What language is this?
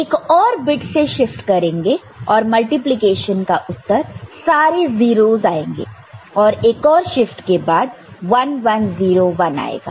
Hindi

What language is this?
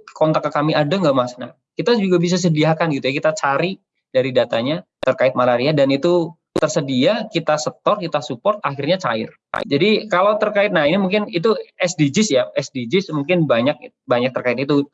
Indonesian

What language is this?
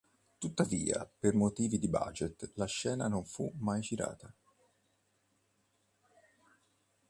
Italian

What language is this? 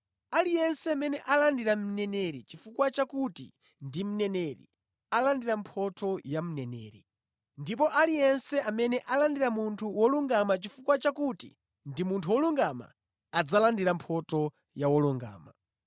Nyanja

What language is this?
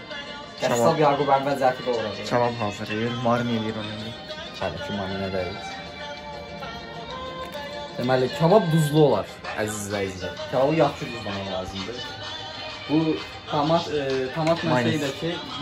Turkish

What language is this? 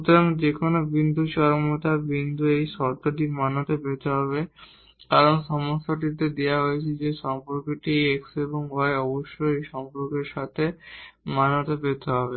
Bangla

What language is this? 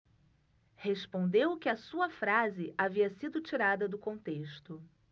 Portuguese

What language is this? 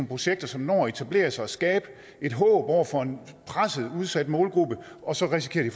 Danish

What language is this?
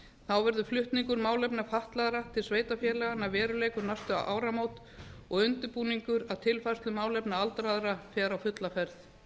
Icelandic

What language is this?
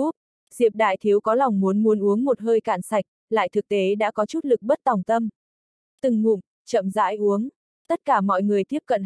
Vietnamese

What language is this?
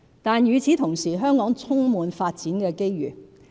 Cantonese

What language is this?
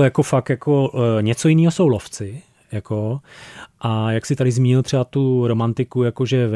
Czech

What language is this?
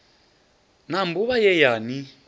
Venda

